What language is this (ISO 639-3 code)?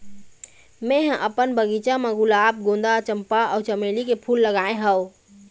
hne